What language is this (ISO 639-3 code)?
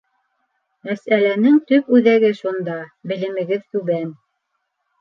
bak